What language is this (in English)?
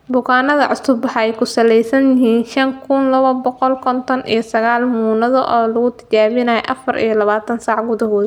Somali